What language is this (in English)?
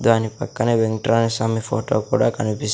Telugu